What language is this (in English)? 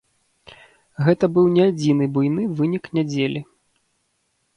Belarusian